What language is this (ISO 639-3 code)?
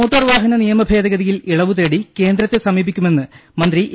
mal